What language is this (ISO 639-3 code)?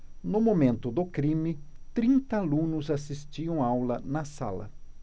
por